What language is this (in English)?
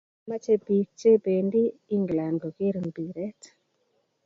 Kalenjin